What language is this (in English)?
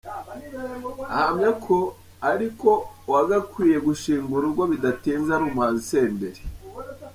Kinyarwanda